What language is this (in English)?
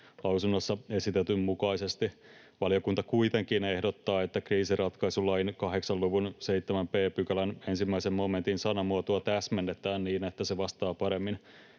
Finnish